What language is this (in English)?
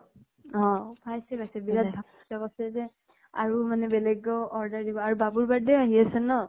Assamese